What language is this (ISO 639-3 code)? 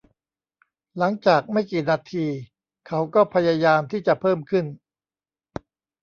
tha